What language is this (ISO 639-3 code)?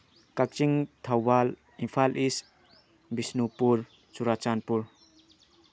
mni